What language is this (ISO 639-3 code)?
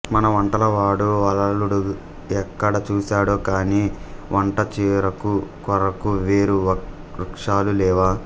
tel